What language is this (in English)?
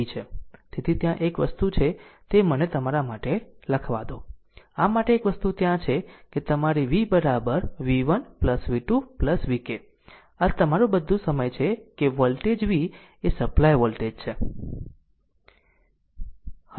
Gujarati